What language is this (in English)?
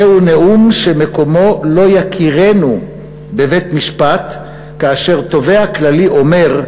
Hebrew